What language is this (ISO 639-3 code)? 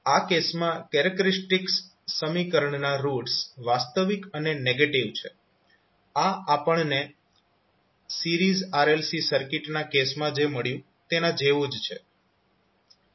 guj